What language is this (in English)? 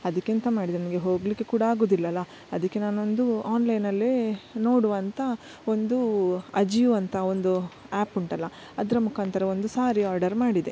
Kannada